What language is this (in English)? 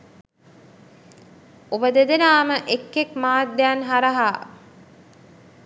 Sinhala